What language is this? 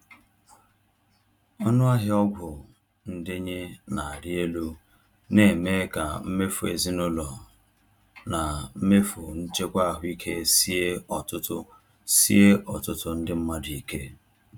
Igbo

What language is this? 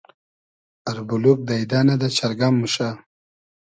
Hazaragi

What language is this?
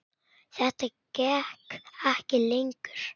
Icelandic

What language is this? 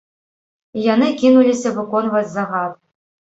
Belarusian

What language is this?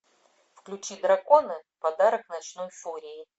Russian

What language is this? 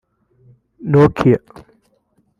Kinyarwanda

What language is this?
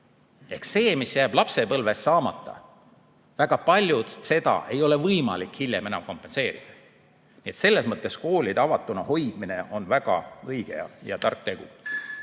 Estonian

